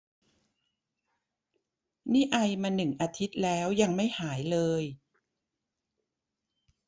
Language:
Thai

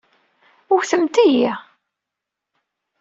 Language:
Kabyle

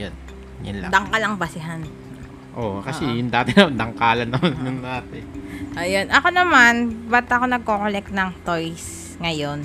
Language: Filipino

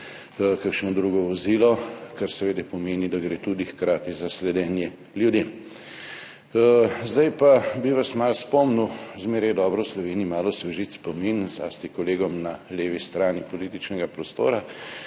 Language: Slovenian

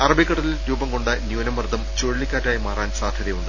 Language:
Malayalam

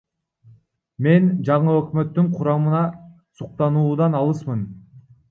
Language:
Kyrgyz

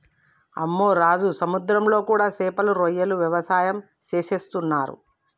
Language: Telugu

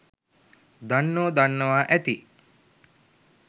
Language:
Sinhala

